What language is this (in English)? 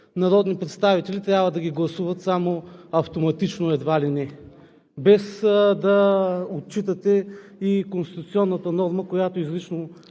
Bulgarian